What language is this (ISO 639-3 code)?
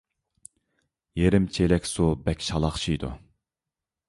uig